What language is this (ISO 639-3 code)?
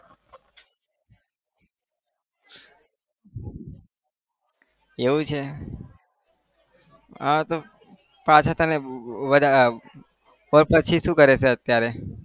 guj